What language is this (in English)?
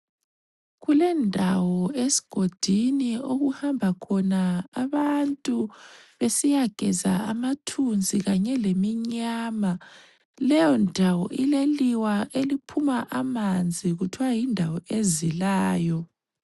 North Ndebele